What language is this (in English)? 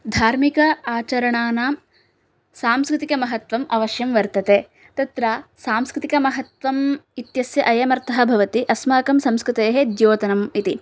Sanskrit